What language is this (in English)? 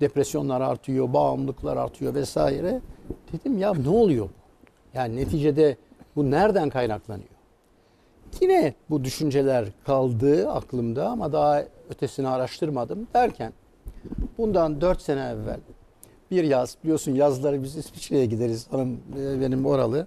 Turkish